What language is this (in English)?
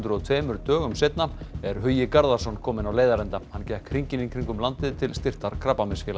Icelandic